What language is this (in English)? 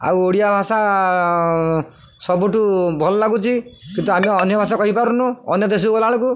Odia